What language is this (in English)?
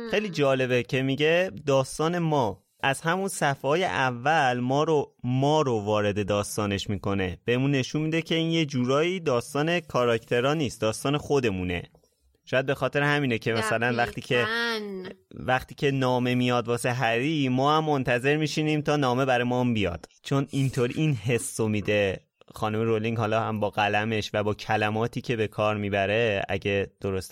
Persian